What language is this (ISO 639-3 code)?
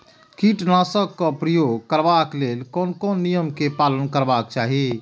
mai